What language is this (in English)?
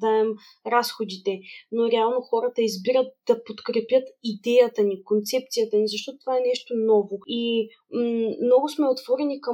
Bulgarian